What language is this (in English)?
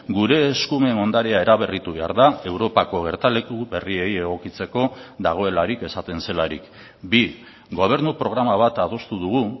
Basque